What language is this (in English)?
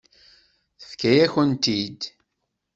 Kabyle